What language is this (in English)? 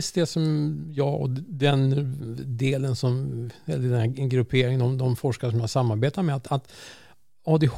Swedish